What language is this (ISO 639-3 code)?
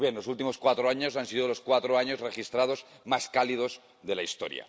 spa